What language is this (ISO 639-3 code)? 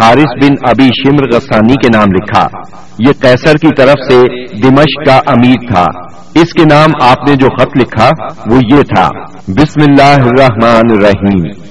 urd